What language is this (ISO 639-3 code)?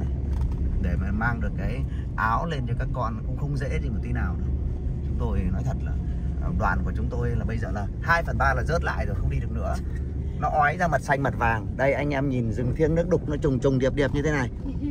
vie